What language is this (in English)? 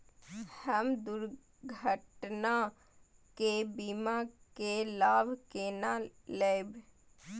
Maithili